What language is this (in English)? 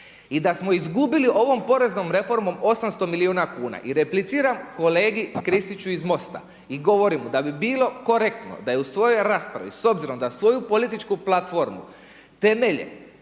Croatian